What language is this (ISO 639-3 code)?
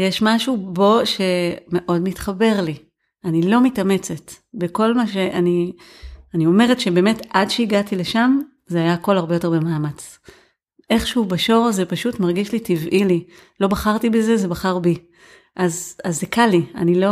heb